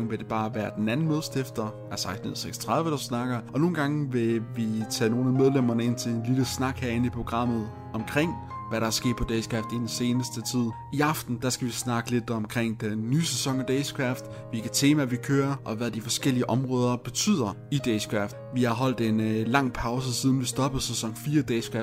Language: Danish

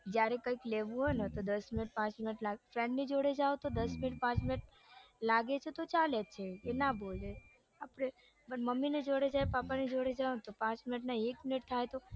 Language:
Gujarati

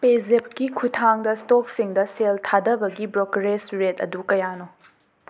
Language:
Manipuri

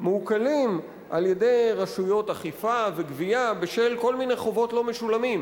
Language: Hebrew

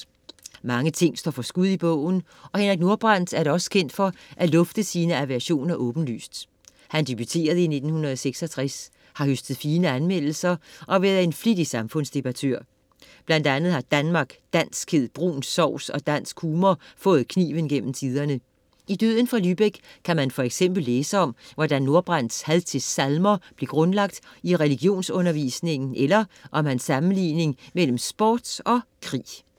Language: Danish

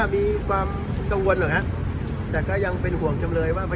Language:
Thai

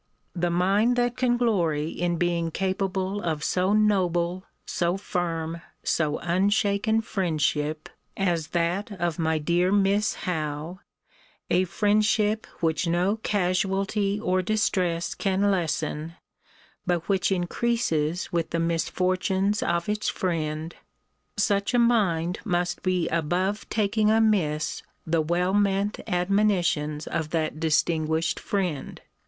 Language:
English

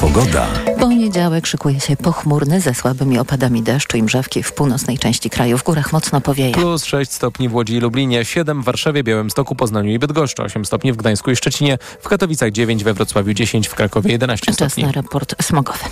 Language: Polish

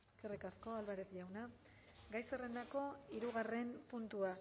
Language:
Basque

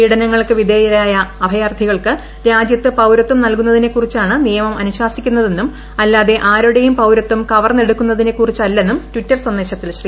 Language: Malayalam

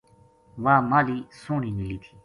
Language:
Gujari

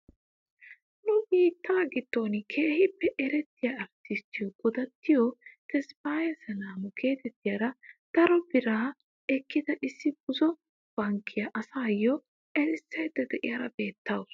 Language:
Wolaytta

